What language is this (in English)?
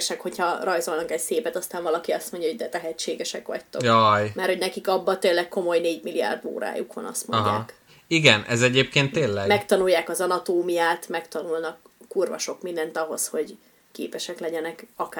Hungarian